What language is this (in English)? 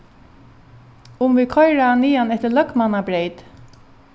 Faroese